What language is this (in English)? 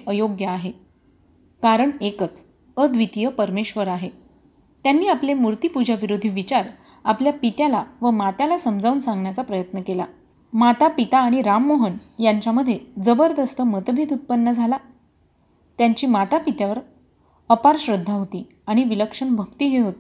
Marathi